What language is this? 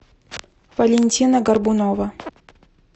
Russian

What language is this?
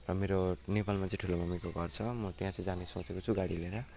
Nepali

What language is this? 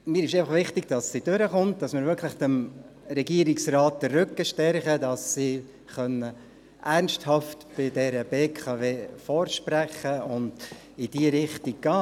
Swiss German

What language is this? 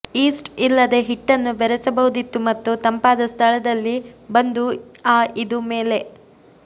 Kannada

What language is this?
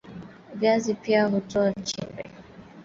Swahili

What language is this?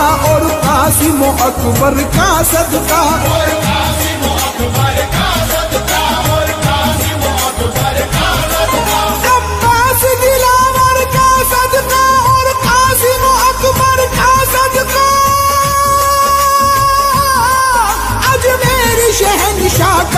Arabic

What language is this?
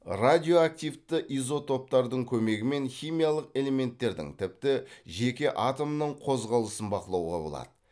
Kazakh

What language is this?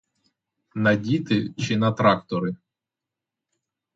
Ukrainian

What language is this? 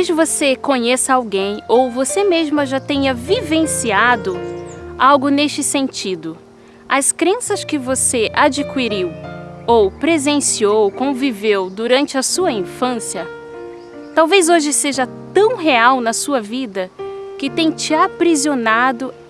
Portuguese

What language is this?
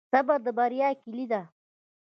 Pashto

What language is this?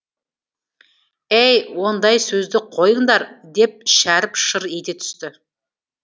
Kazakh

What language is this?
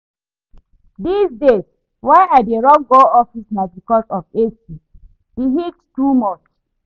Nigerian Pidgin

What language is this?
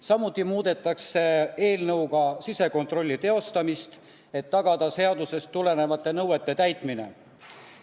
Estonian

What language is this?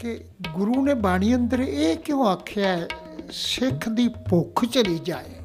Punjabi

